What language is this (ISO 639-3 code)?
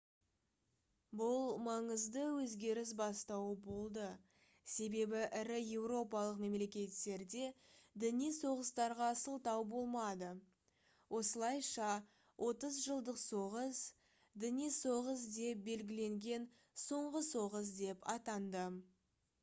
kaz